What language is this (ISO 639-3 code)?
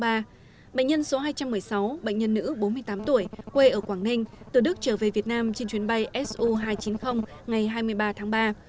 vie